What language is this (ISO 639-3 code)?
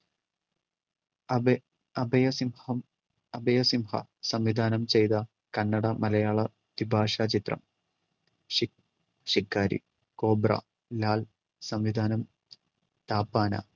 mal